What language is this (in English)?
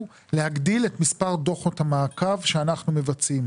Hebrew